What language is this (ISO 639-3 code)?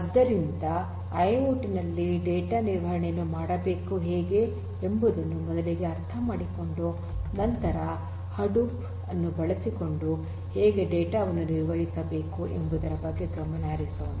kan